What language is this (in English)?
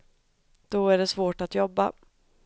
Swedish